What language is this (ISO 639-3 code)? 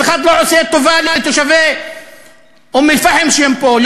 heb